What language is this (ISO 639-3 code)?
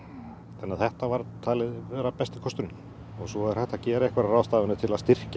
isl